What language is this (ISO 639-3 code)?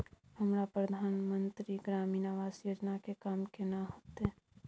mai